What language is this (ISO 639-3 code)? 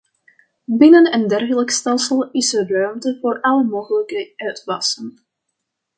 nld